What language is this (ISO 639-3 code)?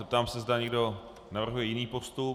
ces